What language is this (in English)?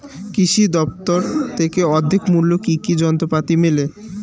Bangla